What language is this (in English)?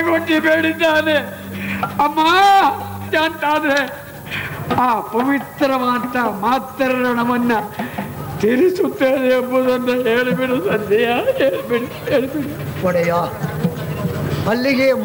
Arabic